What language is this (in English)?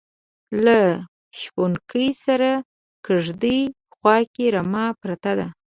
Pashto